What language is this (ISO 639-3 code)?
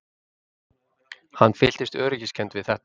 isl